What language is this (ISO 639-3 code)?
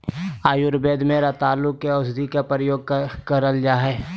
mag